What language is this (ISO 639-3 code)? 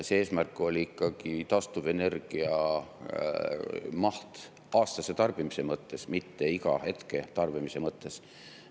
est